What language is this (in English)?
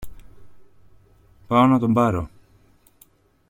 Greek